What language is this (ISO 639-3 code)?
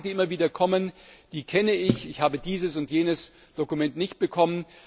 deu